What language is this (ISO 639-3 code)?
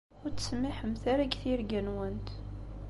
kab